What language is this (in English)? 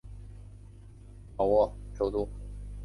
Chinese